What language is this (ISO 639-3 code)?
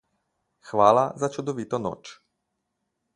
slv